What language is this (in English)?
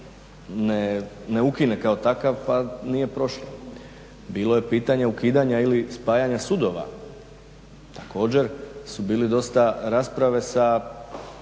Croatian